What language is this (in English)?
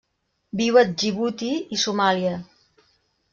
Catalan